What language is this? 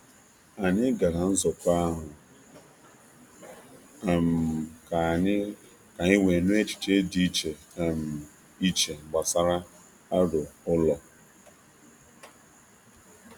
Igbo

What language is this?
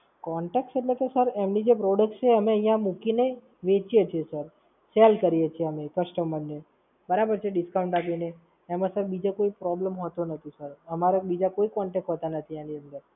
Gujarati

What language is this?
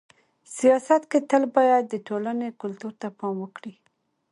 Pashto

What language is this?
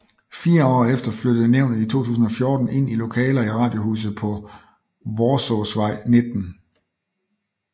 Danish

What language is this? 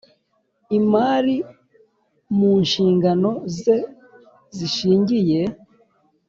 Kinyarwanda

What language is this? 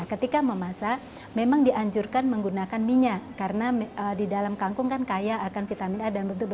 Indonesian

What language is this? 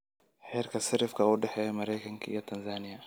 Somali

